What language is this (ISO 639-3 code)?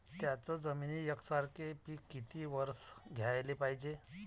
mar